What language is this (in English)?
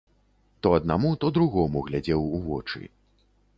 Belarusian